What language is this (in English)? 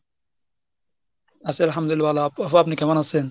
Bangla